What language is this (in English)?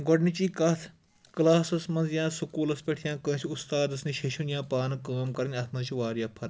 Kashmiri